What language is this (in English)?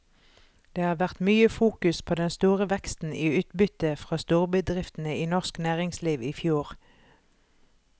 Norwegian